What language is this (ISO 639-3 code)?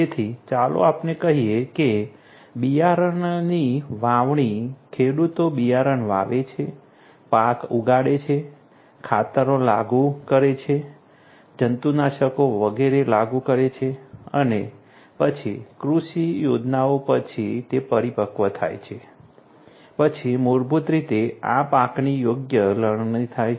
guj